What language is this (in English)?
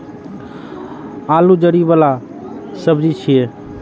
Maithili